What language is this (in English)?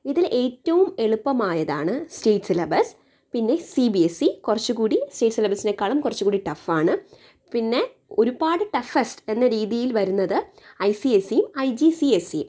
Malayalam